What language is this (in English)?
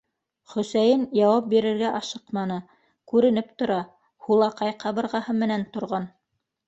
Bashkir